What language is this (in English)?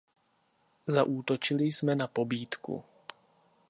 Czech